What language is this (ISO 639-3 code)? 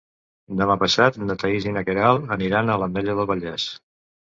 cat